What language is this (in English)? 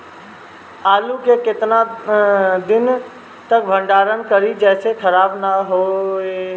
Bhojpuri